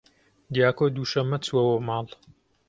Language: Central Kurdish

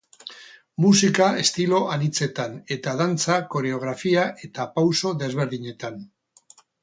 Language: Basque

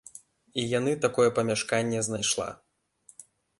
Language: Belarusian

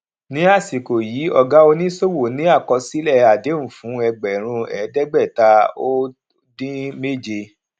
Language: Yoruba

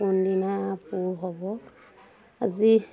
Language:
Assamese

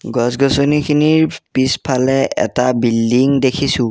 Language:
Assamese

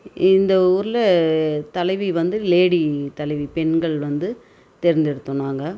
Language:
Tamil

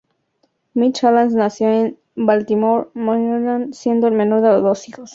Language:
Spanish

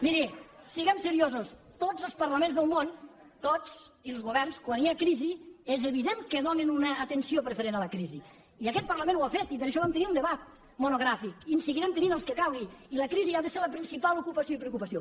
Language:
Catalan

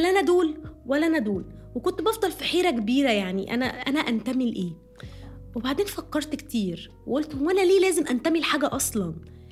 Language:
Arabic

